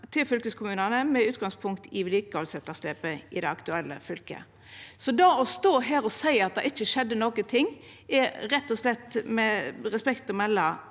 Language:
Norwegian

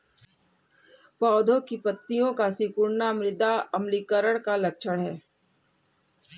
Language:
Hindi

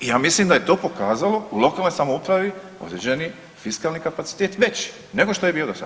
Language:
Croatian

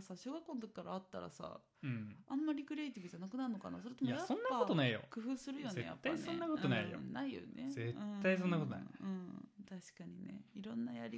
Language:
Japanese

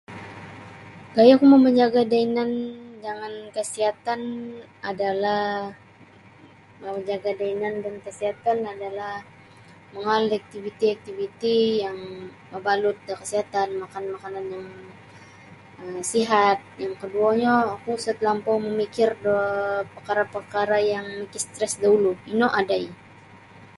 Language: Sabah Bisaya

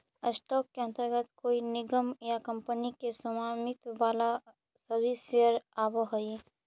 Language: Magahi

